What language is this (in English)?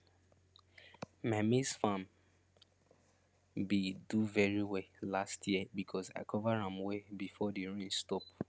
Nigerian Pidgin